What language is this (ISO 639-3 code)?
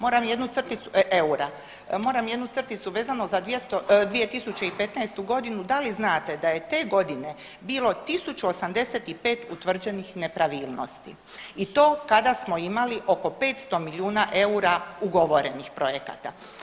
hrv